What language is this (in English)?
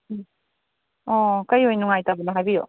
Manipuri